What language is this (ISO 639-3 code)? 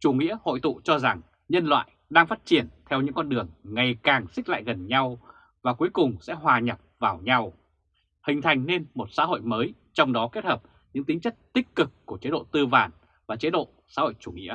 vie